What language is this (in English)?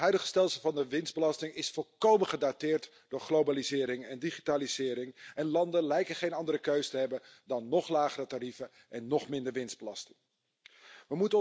Dutch